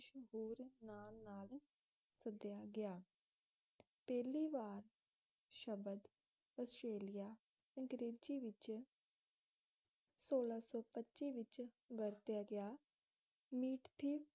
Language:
Punjabi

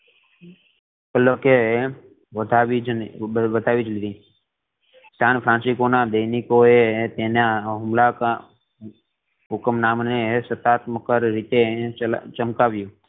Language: Gujarati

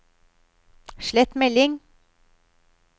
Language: Norwegian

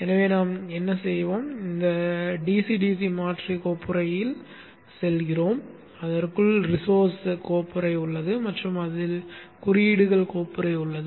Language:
Tamil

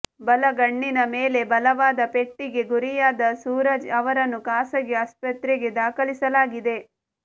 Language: Kannada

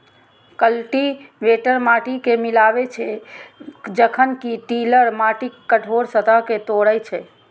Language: Maithili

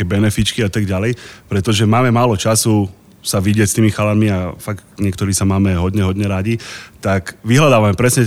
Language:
Slovak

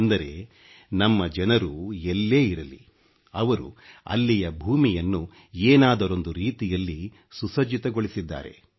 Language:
Kannada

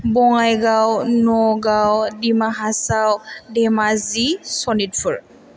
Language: Bodo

